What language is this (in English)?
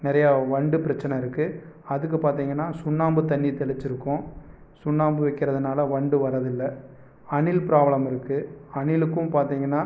Tamil